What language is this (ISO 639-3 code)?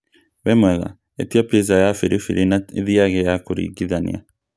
kik